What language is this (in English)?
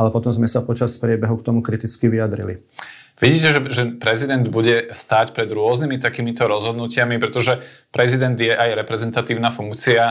Slovak